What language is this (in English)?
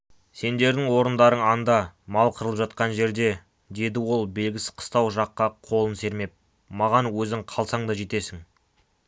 Kazakh